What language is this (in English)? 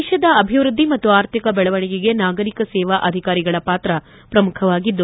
Kannada